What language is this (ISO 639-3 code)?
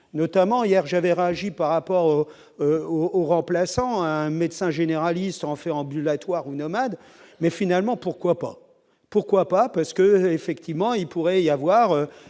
fra